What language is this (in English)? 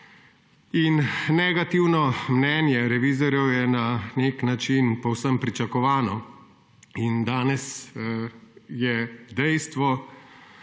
Slovenian